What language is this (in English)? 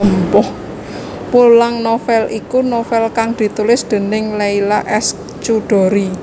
Javanese